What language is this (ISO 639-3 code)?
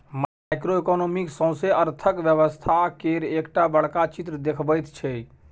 mai